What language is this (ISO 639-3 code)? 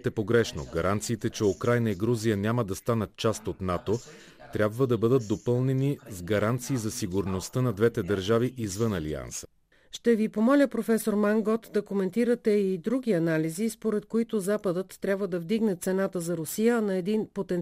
bul